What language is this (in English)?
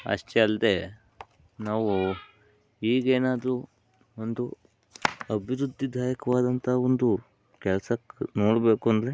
Kannada